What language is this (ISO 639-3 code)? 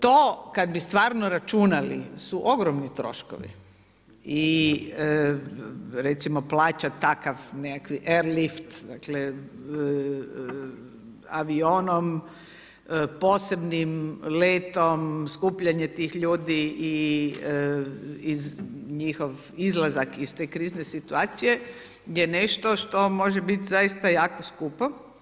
hrv